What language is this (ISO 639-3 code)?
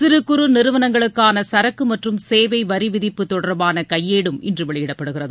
tam